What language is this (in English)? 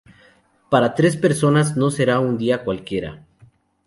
Spanish